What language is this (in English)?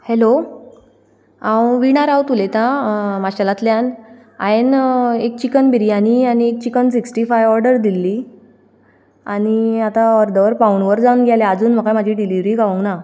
Konkani